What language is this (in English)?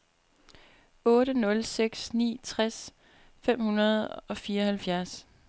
Danish